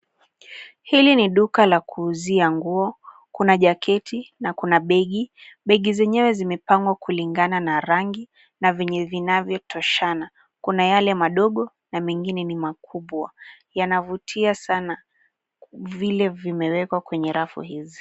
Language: Swahili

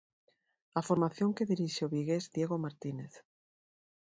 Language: Galician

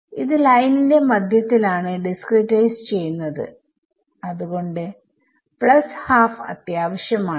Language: Malayalam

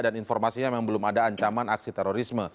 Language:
Indonesian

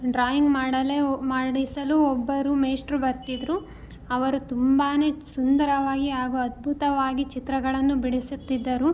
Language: Kannada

